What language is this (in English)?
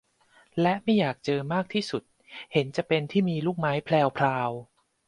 Thai